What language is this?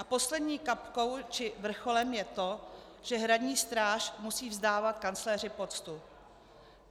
Czech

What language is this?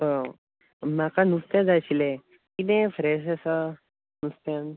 Konkani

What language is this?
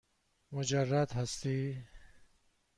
Persian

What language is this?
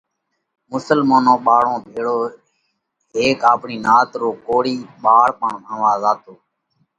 Parkari Koli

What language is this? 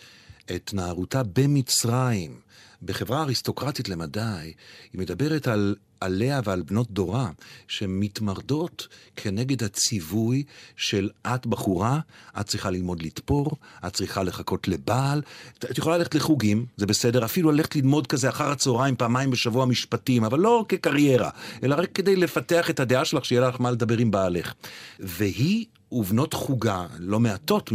Hebrew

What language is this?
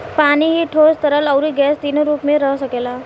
Bhojpuri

